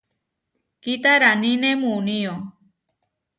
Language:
Huarijio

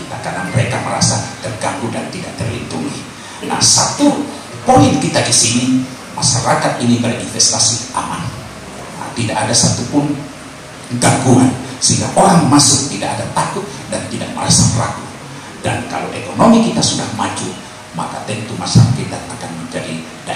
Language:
Indonesian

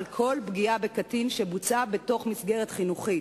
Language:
Hebrew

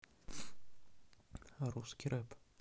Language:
Russian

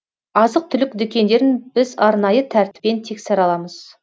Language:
Kazakh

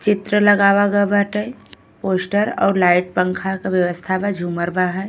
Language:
Bhojpuri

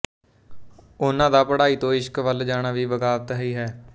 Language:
Punjabi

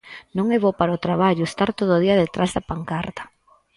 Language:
Galician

